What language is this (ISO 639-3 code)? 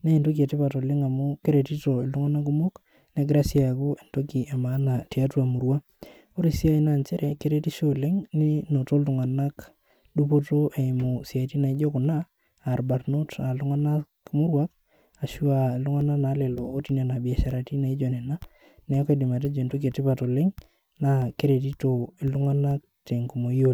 mas